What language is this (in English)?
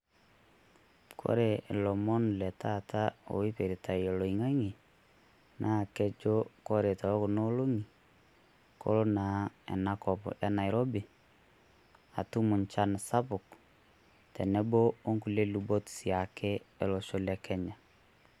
Masai